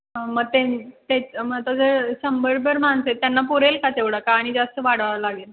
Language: Marathi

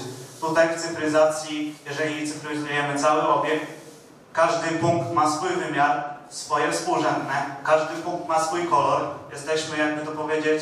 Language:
Polish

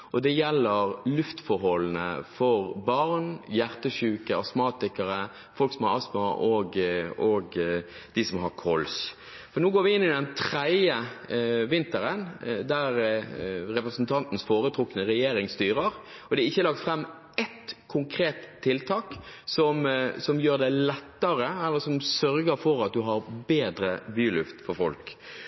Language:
Norwegian Bokmål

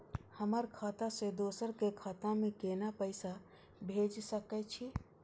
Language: Maithili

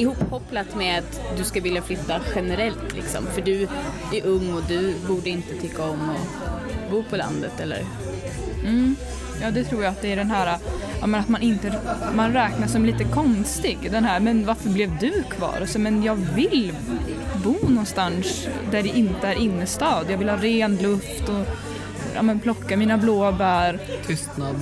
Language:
Swedish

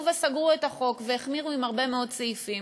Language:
Hebrew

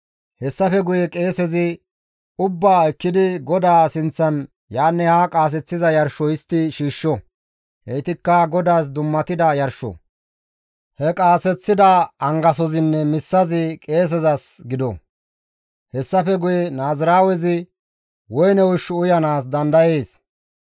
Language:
Gamo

